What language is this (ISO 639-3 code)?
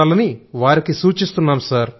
tel